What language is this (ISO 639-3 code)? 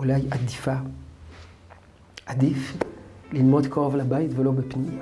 heb